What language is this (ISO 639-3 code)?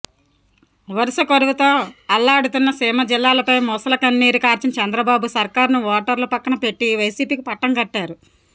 tel